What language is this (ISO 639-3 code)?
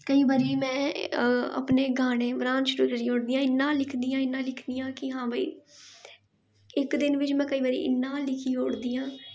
doi